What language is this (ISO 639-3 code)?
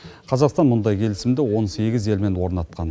kaz